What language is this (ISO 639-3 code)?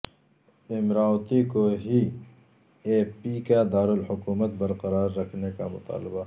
urd